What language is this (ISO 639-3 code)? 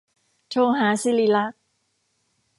tha